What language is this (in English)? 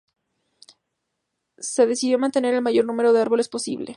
Spanish